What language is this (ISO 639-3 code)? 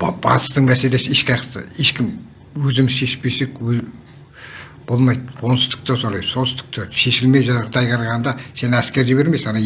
tur